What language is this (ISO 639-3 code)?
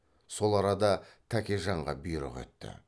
kaz